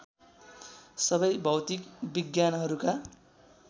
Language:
Nepali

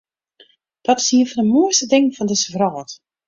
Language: Western Frisian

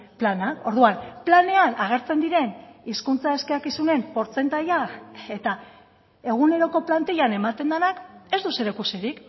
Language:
Basque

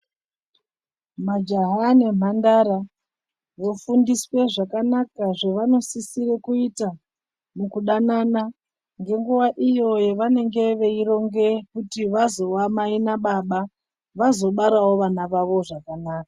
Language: Ndau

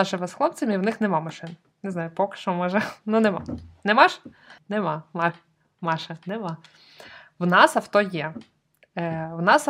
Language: Ukrainian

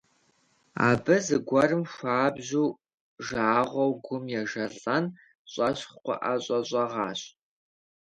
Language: Kabardian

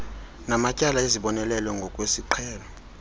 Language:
Xhosa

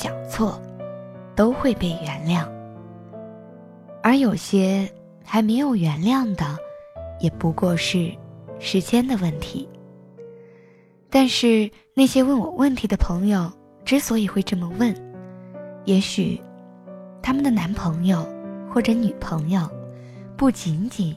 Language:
Chinese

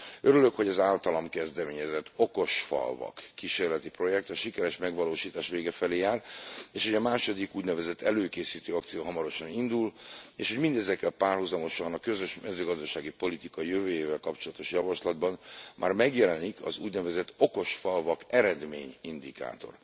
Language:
Hungarian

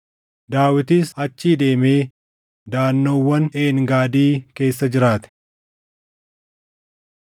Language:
Oromo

